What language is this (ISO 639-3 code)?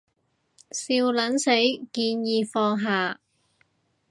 yue